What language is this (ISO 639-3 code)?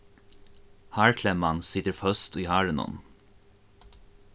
fao